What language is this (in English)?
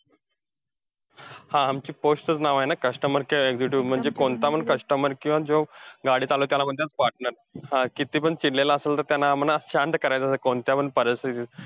Marathi